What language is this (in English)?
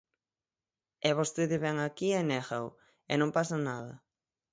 Galician